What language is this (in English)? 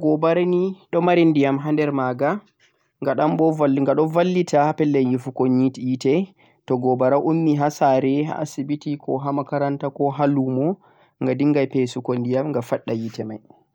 Central-Eastern Niger Fulfulde